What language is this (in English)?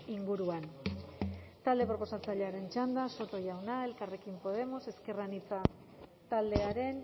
Basque